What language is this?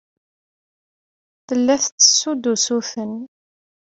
Kabyle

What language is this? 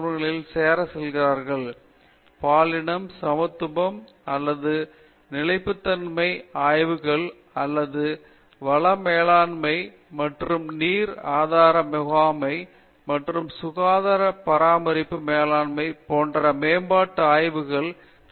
Tamil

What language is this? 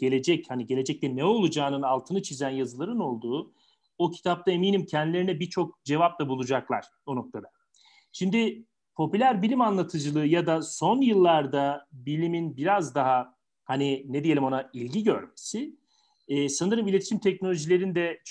Turkish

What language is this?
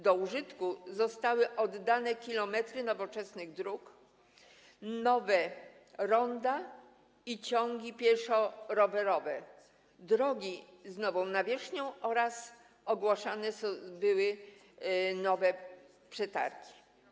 Polish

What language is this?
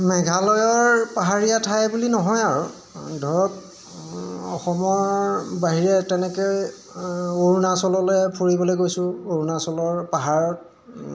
Assamese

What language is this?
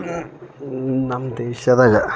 Kannada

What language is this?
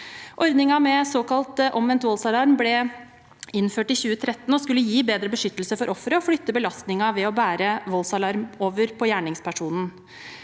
Norwegian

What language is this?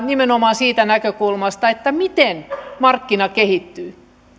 Finnish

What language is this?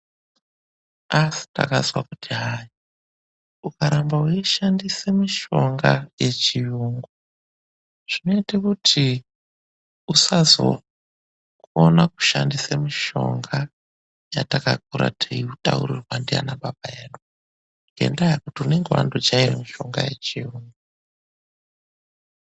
Ndau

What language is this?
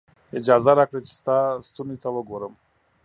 Pashto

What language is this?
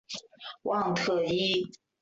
Chinese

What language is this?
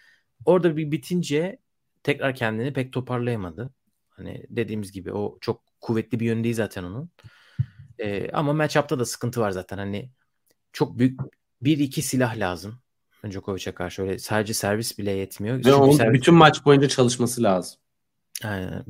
Turkish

